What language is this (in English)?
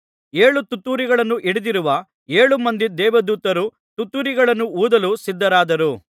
Kannada